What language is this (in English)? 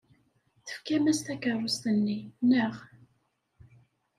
Kabyle